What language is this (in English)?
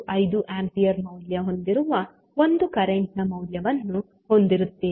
Kannada